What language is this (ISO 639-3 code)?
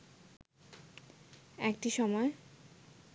ben